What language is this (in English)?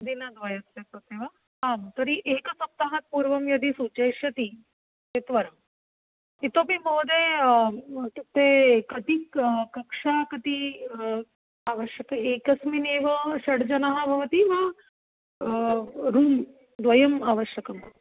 Sanskrit